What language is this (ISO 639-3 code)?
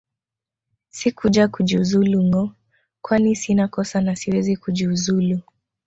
swa